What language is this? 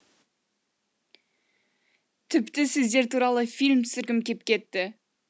Kazakh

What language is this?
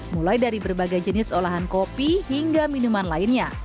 Indonesian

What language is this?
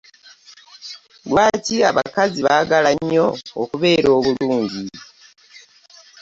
Ganda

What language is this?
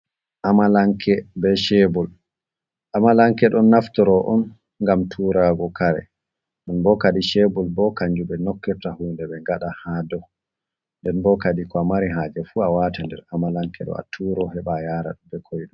Fula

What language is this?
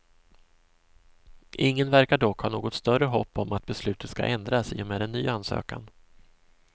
Swedish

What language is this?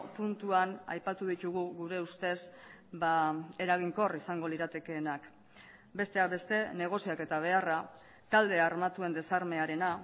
Basque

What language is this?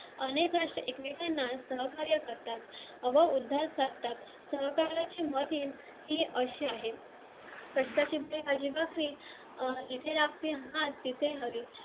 Marathi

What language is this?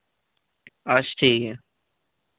Dogri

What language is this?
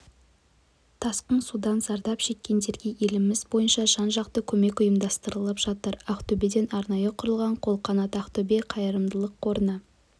Kazakh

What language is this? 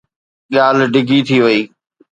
Sindhi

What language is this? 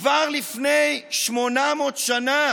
Hebrew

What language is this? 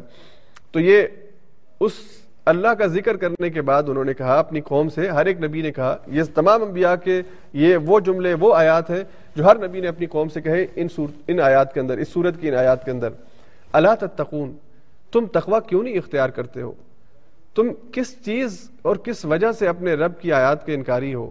Urdu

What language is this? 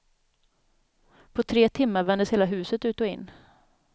Swedish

